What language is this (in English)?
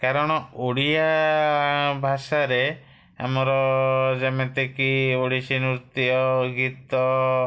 Odia